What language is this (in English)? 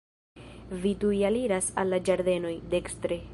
Esperanto